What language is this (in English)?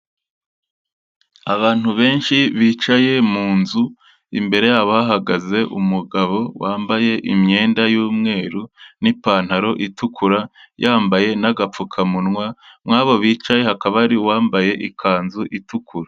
Kinyarwanda